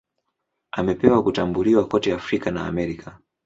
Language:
Swahili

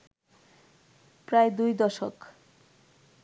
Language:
Bangla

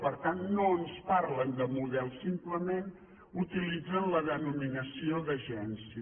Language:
Catalan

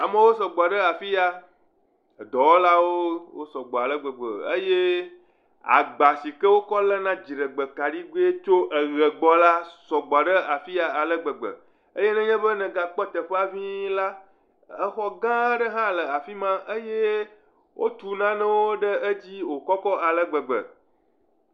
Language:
Ewe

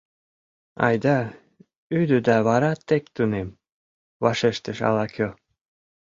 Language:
Mari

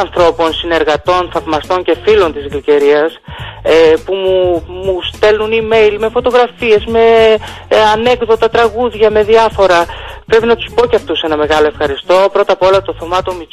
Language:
Greek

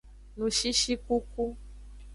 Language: Aja (Benin)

